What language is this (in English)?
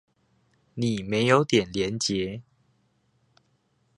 Chinese